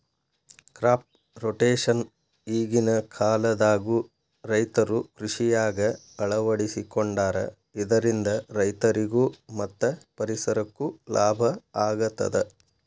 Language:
Kannada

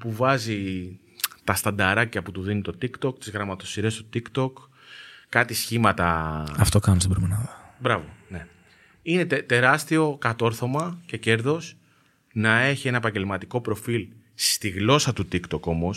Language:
Greek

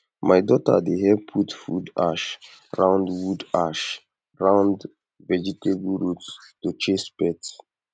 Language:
Nigerian Pidgin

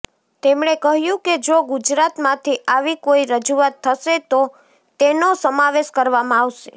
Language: Gujarati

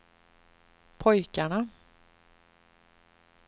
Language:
Swedish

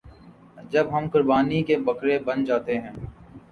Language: Urdu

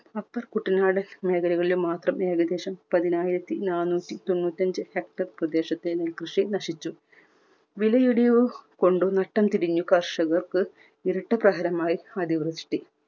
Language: Malayalam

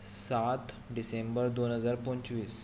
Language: Konkani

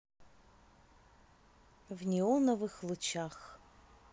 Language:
Russian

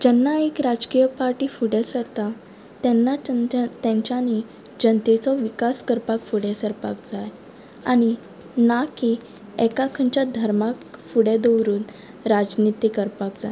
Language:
Konkani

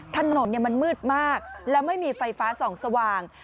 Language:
Thai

